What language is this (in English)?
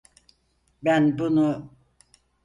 Turkish